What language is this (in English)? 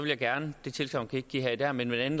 Danish